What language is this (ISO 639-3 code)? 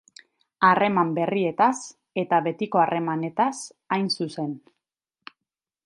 eus